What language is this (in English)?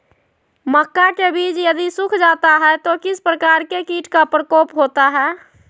Magahi